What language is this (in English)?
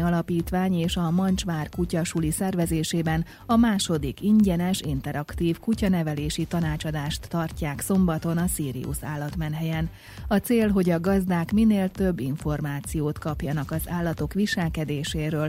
Hungarian